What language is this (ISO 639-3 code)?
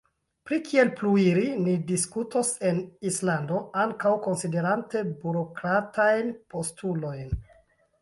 epo